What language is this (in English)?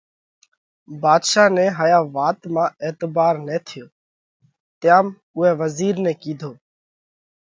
Parkari Koli